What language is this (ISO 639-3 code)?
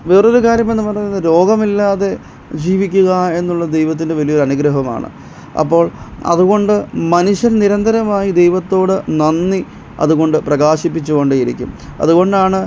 mal